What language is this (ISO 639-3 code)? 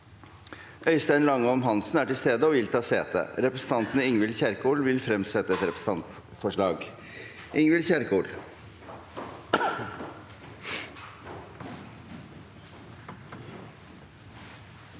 nor